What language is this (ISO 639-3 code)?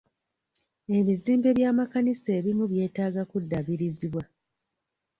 lug